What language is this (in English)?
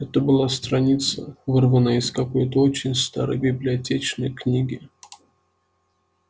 Russian